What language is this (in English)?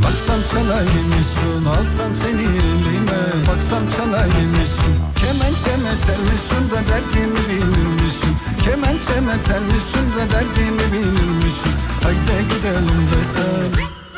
Turkish